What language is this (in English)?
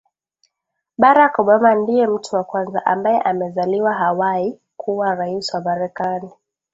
Swahili